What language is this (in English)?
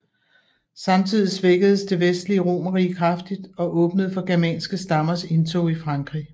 Danish